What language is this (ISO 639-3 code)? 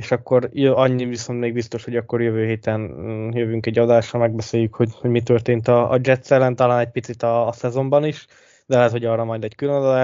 hun